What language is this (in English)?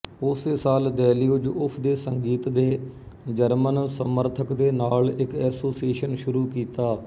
Punjabi